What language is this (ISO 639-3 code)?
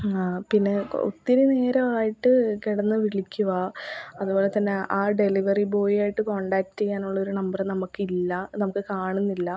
mal